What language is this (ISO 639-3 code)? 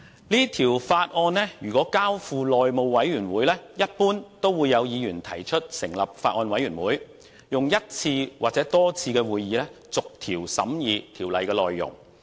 yue